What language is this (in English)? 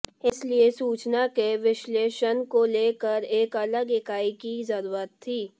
Hindi